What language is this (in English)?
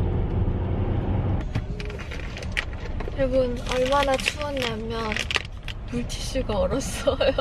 Korean